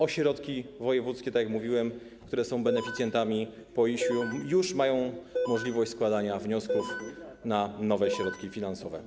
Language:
Polish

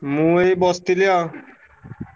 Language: Odia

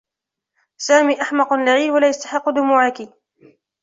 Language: Arabic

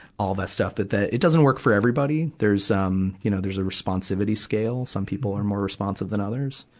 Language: English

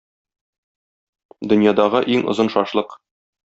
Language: Tatar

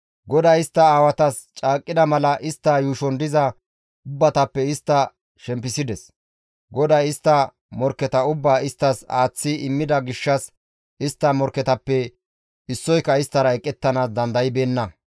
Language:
Gamo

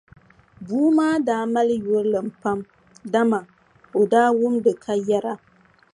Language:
Dagbani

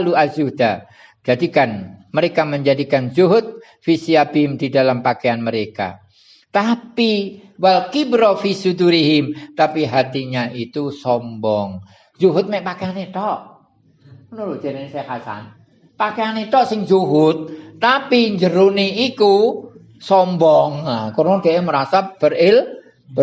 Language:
Indonesian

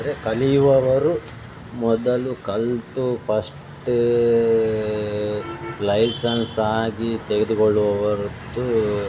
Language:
Kannada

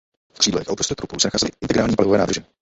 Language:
Czech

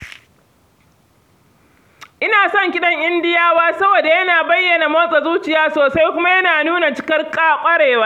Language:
Hausa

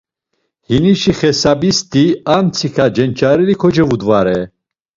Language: Laz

